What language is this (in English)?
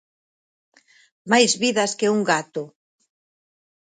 Galician